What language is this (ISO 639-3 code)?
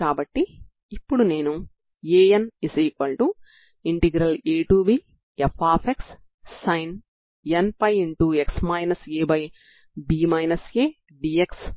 tel